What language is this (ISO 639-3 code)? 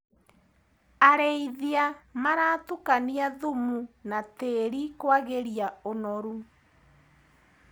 kik